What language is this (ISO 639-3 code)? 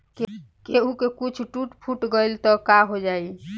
bho